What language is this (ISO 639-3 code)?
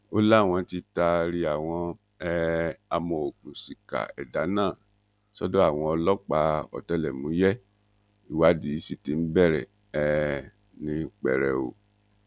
yor